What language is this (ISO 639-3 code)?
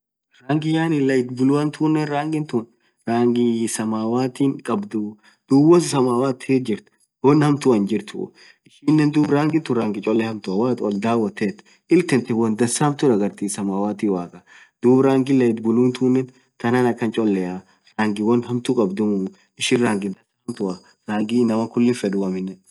orc